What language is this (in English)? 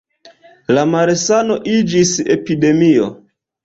Esperanto